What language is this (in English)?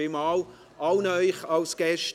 Swiss German